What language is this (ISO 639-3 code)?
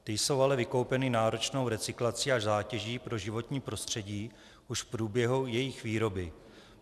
ces